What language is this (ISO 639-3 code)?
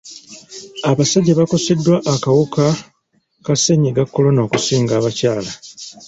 lug